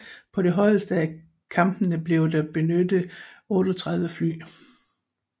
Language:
Danish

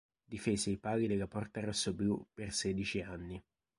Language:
Italian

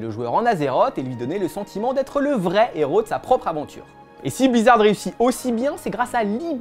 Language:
French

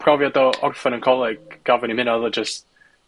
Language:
Welsh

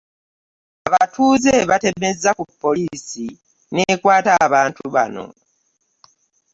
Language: Ganda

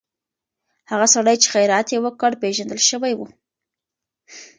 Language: Pashto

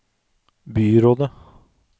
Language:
Norwegian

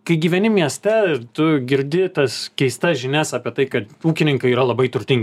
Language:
Lithuanian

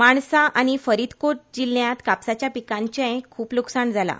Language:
Konkani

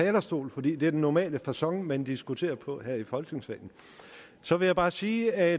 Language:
Danish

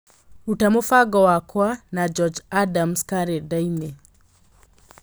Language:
Kikuyu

